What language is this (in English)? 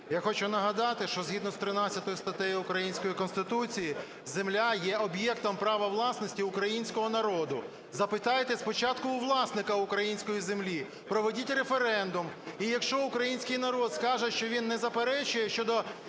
Ukrainian